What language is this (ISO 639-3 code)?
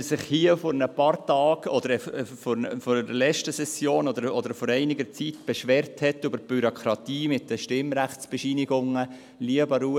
gsw